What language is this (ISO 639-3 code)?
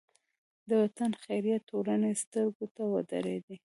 pus